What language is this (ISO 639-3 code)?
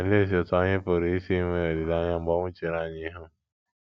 ibo